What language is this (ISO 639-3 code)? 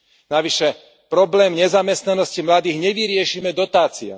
slk